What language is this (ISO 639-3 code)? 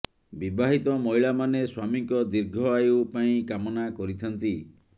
ori